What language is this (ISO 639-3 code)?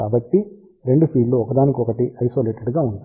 tel